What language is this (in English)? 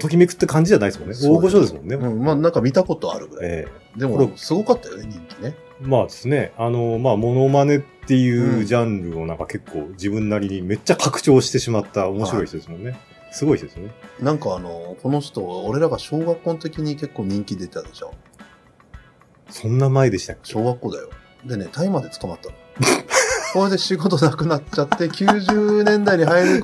Japanese